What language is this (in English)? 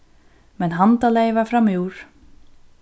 Faroese